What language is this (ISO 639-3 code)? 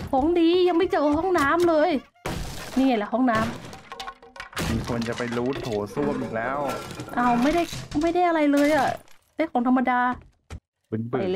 tha